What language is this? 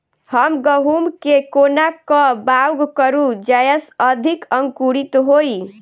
Maithili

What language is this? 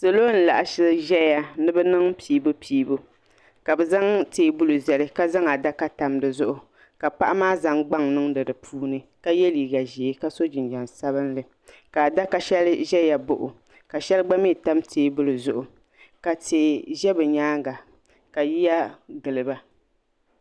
Dagbani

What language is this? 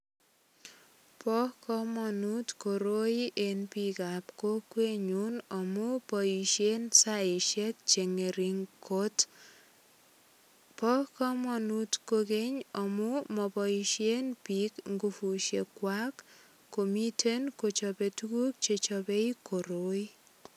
Kalenjin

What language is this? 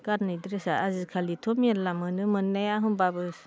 Bodo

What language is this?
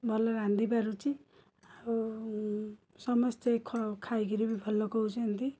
Odia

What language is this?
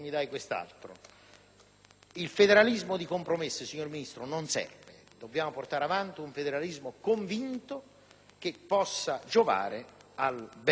Italian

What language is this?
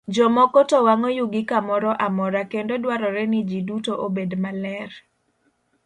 Luo (Kenya and Tanzania)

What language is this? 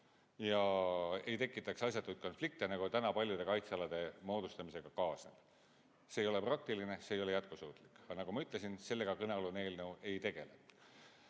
Estonian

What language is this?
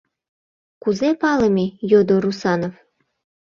Mari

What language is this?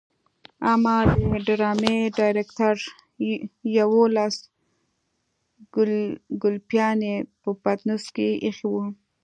Pashto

